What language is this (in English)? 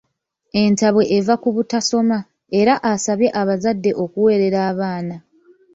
Ganda